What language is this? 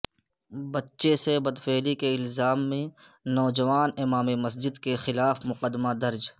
Urdu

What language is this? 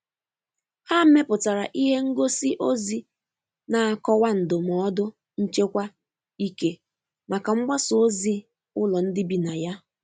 Igbo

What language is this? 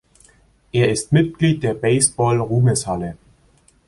German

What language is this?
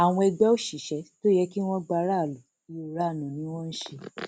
Yoruba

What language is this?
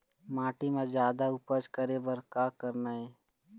Chhattisgarhi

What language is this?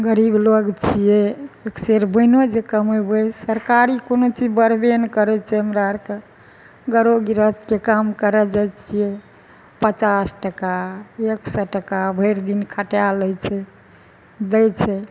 Maithili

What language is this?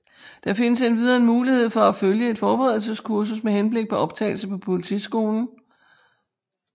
Danish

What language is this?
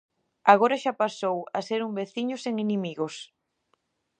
Galician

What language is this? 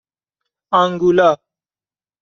Persian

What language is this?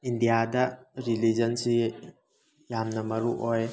Manipuri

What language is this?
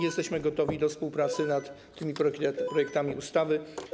Polish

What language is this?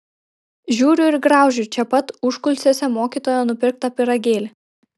Lithuanian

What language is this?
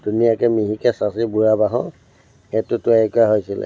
Assamese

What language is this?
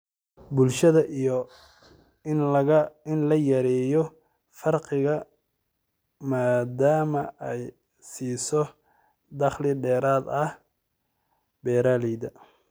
Somali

